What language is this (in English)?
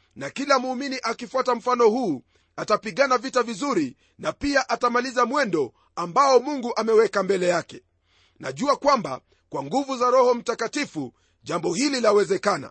Swahili